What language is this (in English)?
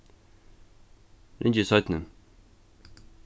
Faroese